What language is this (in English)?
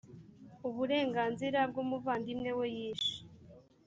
Kinyarwanda